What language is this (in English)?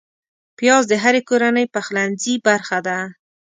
Pashto